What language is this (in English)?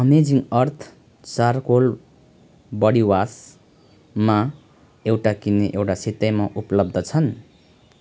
Nepali